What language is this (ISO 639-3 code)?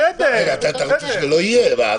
heb